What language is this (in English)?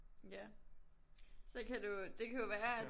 Danish